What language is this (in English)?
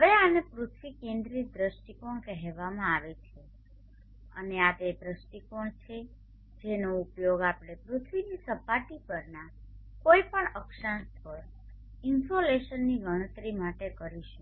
Gujarati